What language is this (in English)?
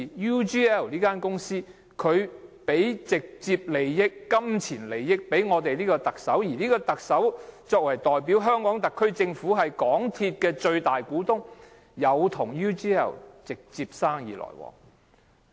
Cantonese